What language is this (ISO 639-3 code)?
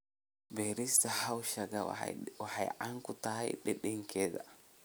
som